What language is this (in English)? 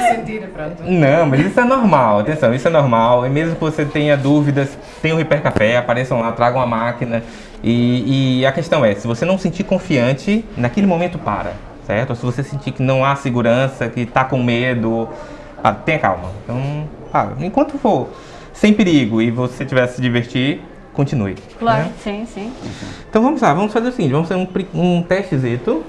Portuguese